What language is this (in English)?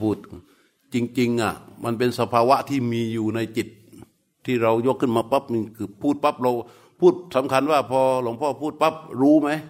Thai